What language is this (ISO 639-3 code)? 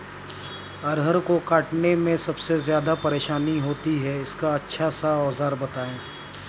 hin